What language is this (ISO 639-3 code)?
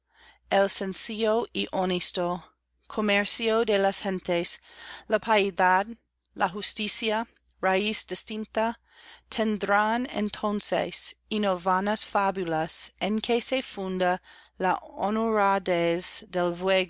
spa